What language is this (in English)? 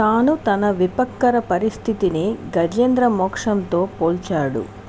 Telugu